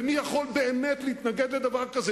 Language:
Hebrew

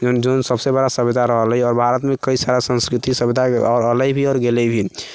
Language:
Maithili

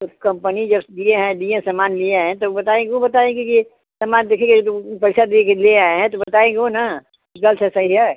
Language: Hindi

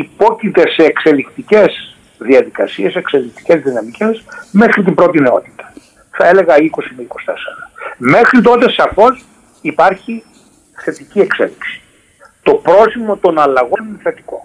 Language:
Greek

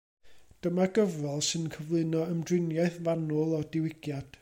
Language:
Welsh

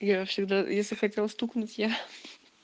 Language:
Russian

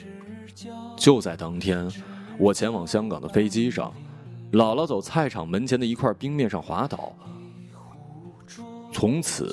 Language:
Chinese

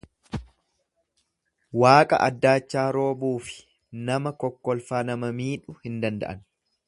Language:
Oromo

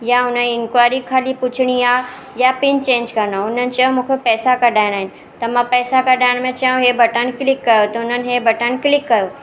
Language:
Sindhi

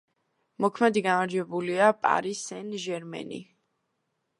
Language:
Georgian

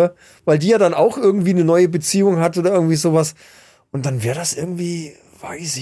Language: German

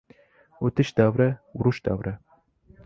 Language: Uzbek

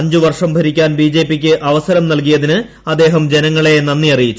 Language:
Malayalam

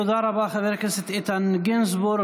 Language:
Hebrew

